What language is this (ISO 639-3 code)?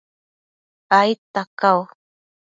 mcf